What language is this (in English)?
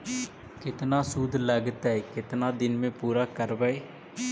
Magahi